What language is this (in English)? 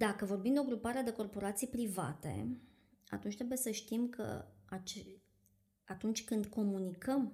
Romanian